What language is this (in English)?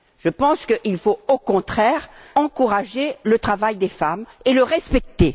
French